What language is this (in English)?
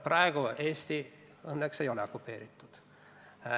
Estonian